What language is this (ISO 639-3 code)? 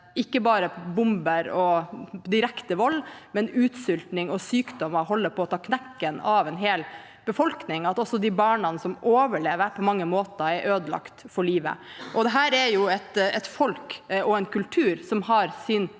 nor